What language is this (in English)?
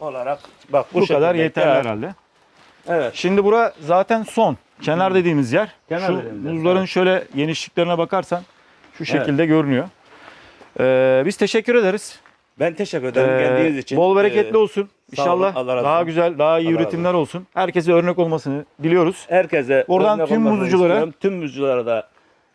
Turkish